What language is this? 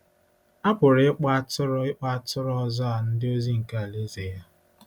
Igbo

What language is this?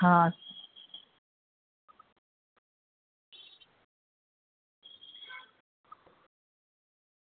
Gujarati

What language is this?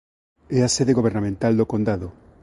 Galician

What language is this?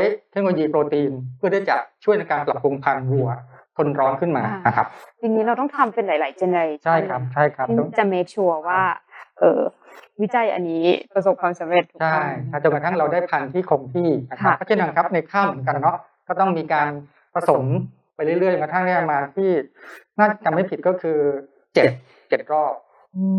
Thai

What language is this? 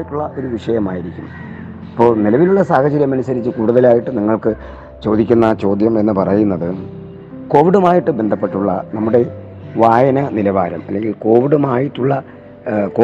Malayalam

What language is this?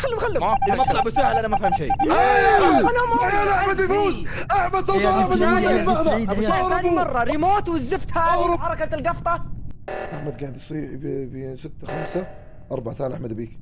Arabic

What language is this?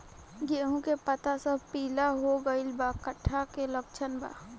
Bhojpuri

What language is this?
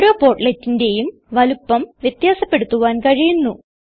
Malayalam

